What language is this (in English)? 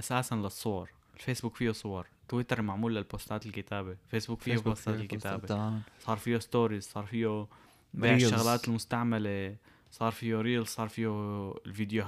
Arabic